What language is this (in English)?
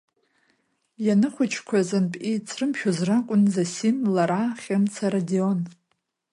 Abkhazian